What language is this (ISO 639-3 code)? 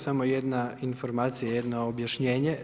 hrv